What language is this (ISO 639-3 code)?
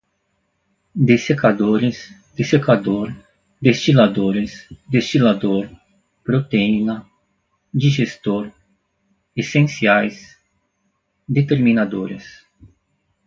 por